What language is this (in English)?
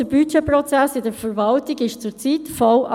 Swiss German